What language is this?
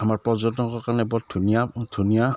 Assamese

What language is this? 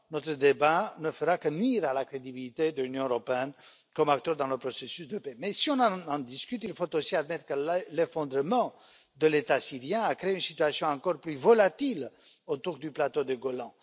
French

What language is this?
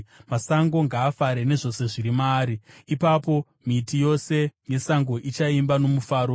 Shona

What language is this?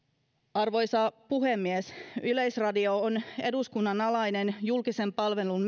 Finnish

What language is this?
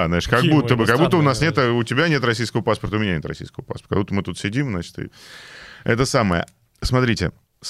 Russian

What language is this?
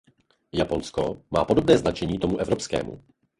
Czech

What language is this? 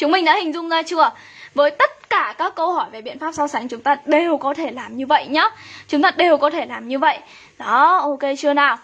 Vietnamese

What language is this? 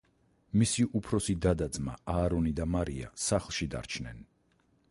Georgian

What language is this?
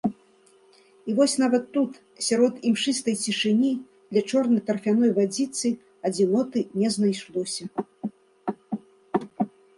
Belarusian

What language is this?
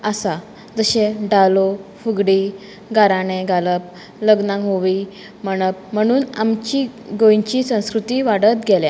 Konkani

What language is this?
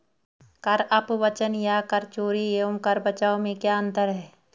Hindi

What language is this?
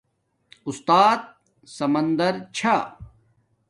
Domaaki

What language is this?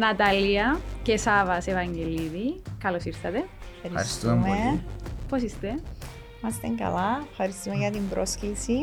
Greek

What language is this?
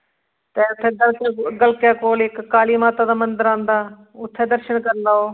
Dogri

